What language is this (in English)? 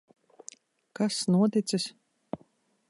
Latvian